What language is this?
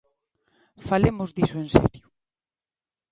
Galician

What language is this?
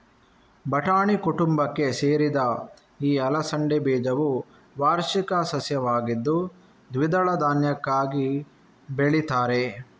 Kannada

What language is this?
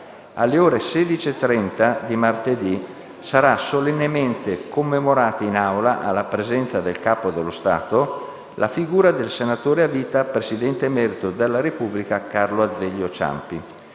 Italian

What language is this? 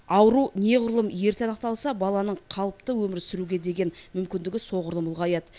Kazakh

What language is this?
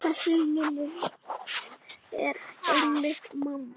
Icelandic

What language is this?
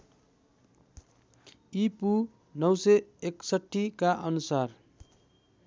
Nepali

